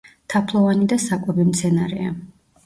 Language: Georgian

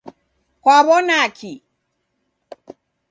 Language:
Taita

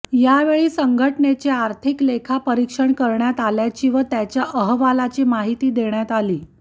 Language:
Marathi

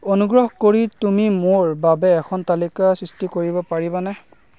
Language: Assamese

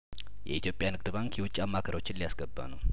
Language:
Amharic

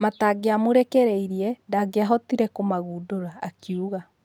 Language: Kikuyu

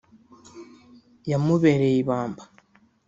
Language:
Kinyarwanda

